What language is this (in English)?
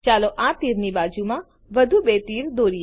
Gujarati